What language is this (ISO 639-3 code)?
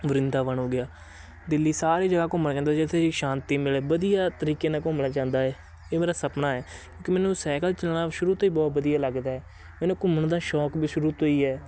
pan